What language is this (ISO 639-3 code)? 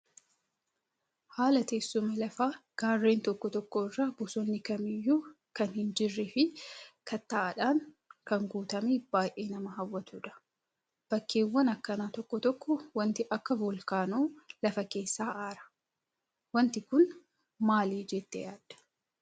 orm